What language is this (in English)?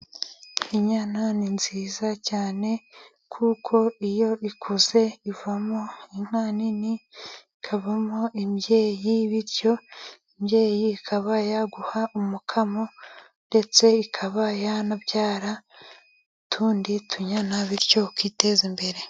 Kinyarwanda